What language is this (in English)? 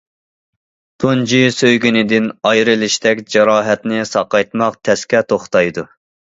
Uyghur